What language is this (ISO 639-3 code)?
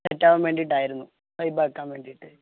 mal